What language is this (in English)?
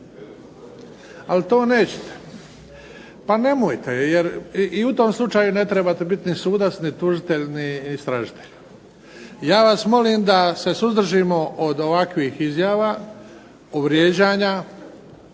Croatian